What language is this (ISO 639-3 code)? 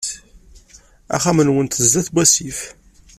kab